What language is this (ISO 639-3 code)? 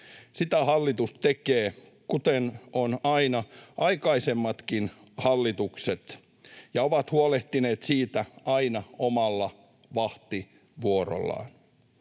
fin